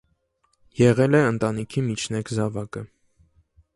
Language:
Armenian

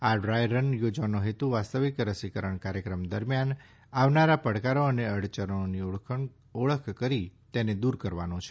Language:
Gujarati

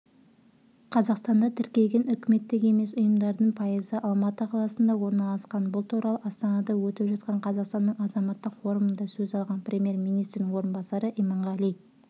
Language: Kazakh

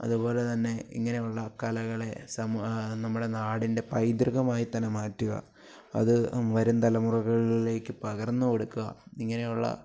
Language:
Malayalam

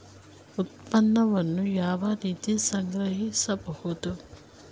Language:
Kannada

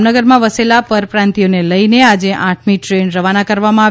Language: Gujarati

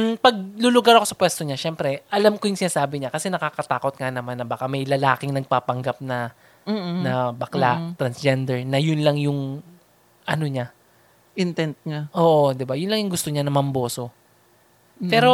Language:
Filipino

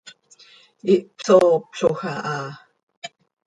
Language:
Seri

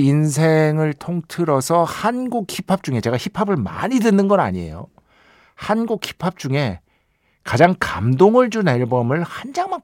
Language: Korean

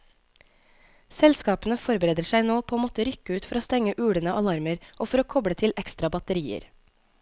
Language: Norwegian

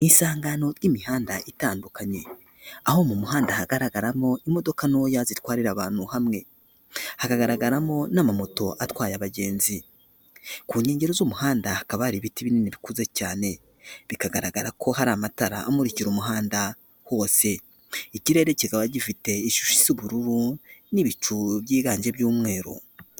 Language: Kinyarwanda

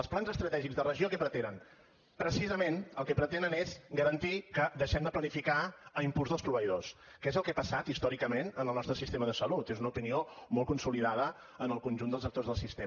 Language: Catalan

